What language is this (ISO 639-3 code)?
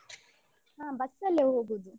kan